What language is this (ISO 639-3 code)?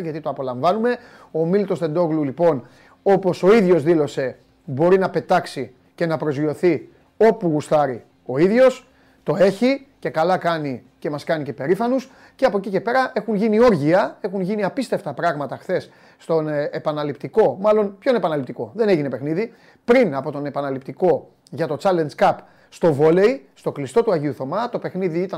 ell